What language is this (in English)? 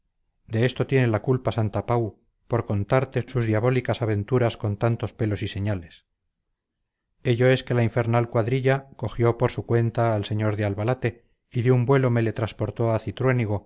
Spanish